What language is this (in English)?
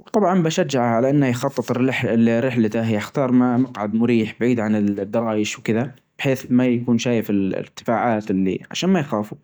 Najdi Arabic